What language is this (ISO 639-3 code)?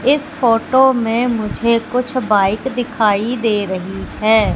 hin